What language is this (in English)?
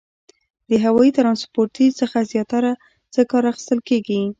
Pashto